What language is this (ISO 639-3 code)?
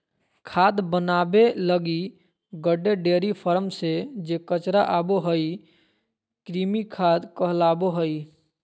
mag